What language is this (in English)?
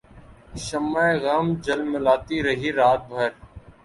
Urdu